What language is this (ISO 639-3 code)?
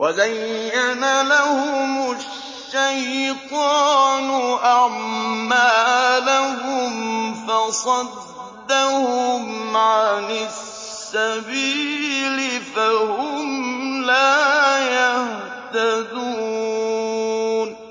ara